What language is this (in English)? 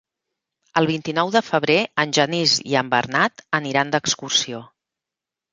Catalan